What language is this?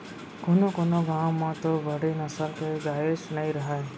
Chhattisgarhi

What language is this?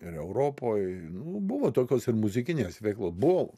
Lithuanian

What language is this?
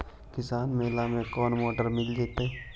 Magahi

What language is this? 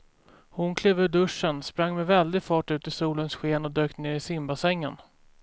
Swedish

